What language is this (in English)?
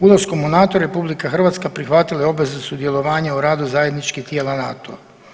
Croatian